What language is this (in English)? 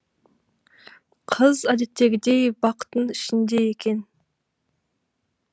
Kazakh